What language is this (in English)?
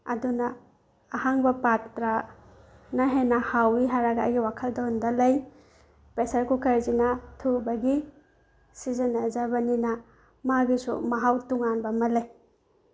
Manipuri